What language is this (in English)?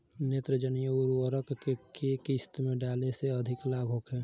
Bhojpuri